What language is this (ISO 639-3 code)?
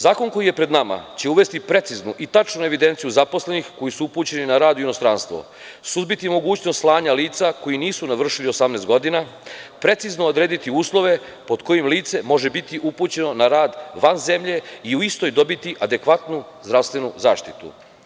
srp